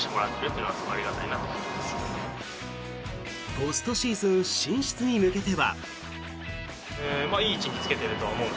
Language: Japanese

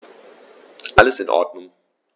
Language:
German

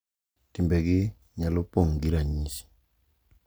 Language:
Luo (Kenya and Tanzania)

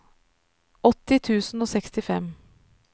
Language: Norwegian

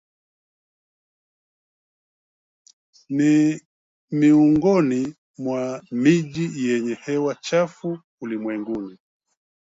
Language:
Swahili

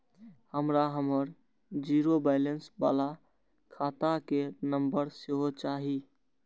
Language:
Maithili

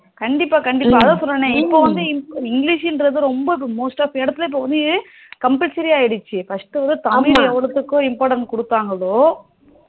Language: Tamil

